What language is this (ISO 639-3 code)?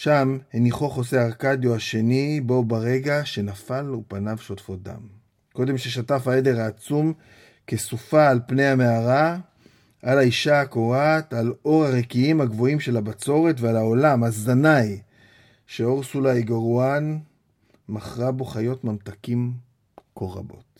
heb